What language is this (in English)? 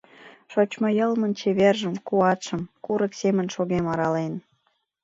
Mari